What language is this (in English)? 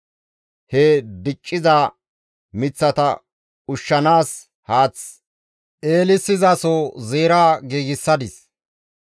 Gamo